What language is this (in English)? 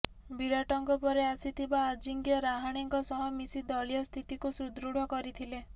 Odia